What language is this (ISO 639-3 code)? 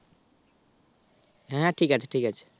ben